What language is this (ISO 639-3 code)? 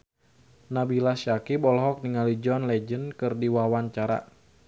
sun